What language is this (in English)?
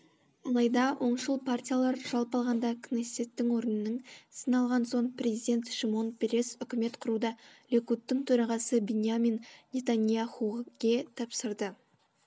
Kazakh